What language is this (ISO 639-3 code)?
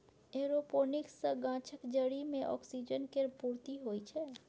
mai